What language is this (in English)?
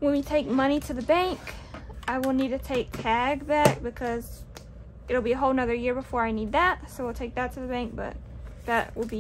English